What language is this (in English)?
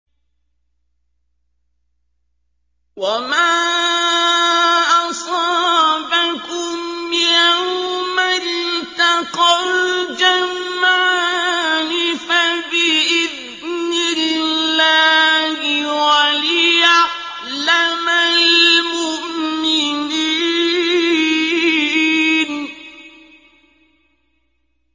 Arabic